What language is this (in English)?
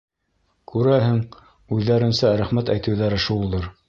Bashkir